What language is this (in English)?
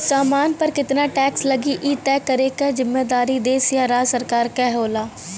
Bhojpuri